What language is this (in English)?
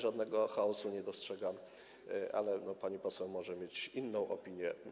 Polish